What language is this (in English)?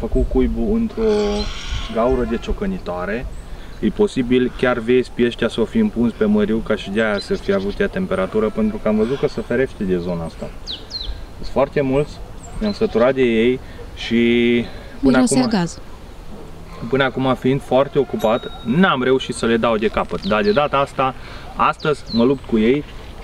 Romanian